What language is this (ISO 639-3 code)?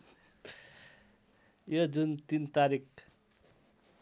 nep